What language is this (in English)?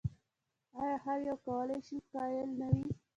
Pashto